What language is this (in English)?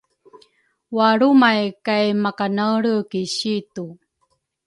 Rukai